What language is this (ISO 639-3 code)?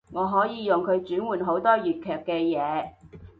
yue